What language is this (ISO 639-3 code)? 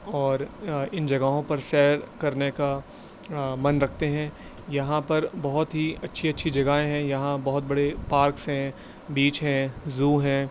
urd